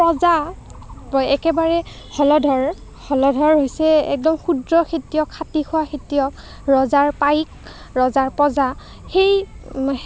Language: Assamese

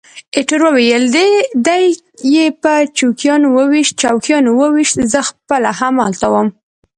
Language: Pashto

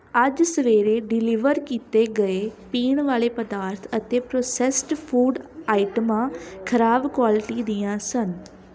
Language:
Punjabi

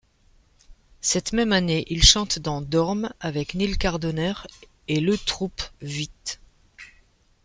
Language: French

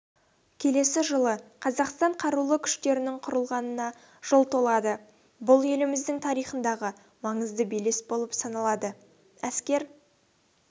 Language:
Kazakh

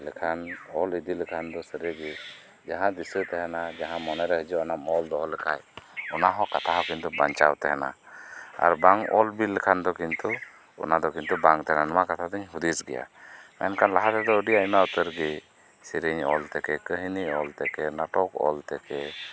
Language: Santali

